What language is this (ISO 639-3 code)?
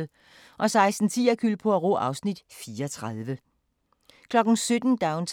dan